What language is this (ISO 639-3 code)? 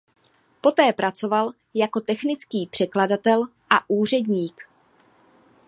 ces